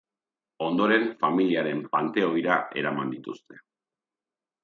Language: Basque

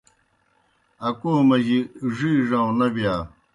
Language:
Kohistani Shina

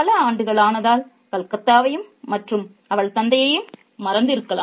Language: Tamil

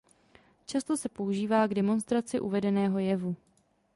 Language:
Czech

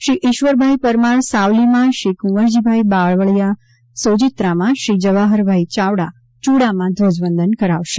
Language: Gujarati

